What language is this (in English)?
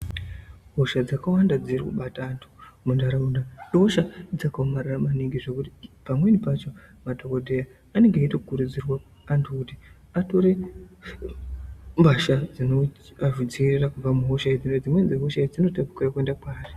Ndau